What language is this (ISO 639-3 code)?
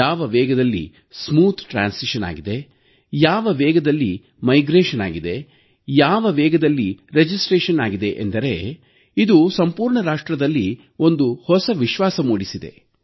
kan